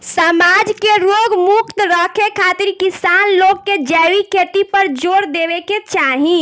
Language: Bhojpuri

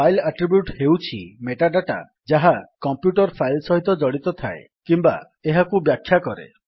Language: Odia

